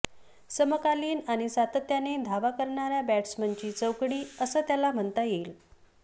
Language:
Marathi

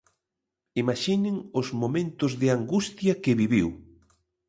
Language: Galician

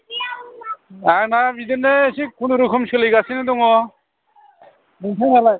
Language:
Bodo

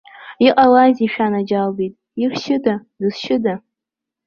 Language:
Abkhazian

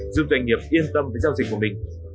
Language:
Vietnamese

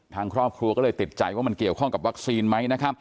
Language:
Thai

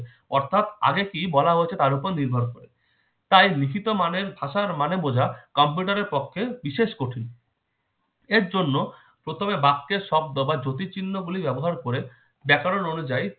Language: Bangla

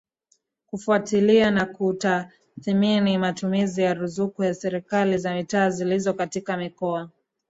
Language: Swahili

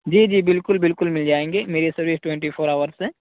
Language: Urdu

